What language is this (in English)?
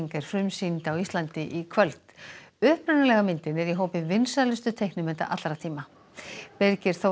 Icelandic